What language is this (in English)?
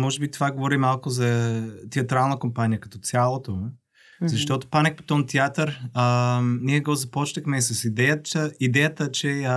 Bulgarian